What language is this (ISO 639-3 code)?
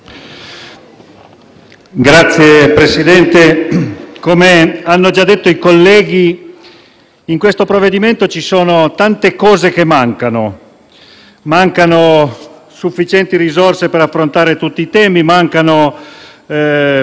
ita